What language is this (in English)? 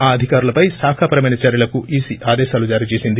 Telugu